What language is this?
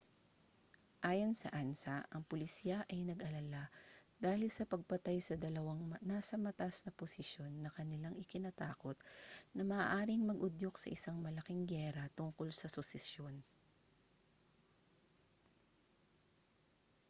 Filipino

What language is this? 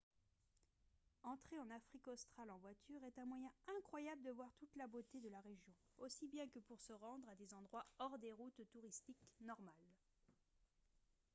French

